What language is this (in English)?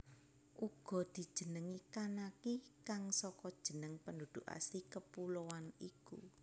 Javanese